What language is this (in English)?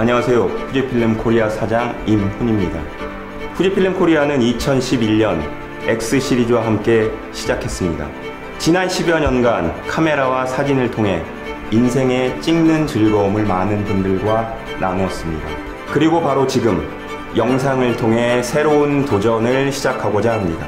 Korean